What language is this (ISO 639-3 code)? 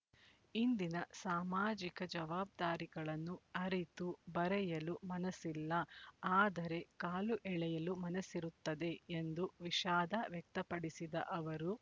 kan